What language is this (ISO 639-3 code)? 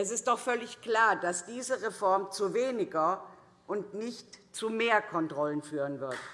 deu